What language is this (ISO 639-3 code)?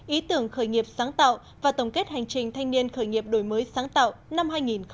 vie